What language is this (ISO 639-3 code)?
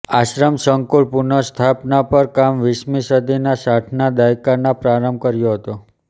guj